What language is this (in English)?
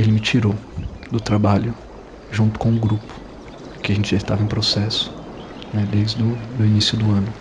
Portuguese